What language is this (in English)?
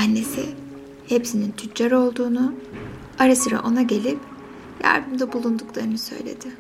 Turkish